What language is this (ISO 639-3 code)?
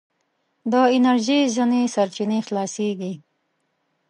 pus